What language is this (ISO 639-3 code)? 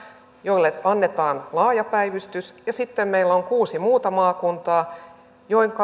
fin